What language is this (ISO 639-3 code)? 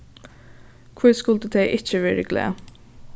fao